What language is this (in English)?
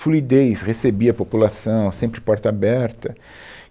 Portuguese